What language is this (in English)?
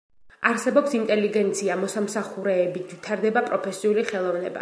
Georgian